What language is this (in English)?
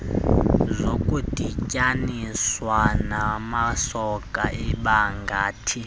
Xhosa